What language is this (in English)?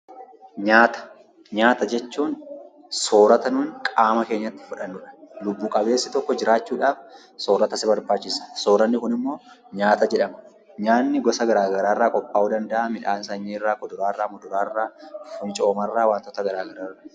Oromo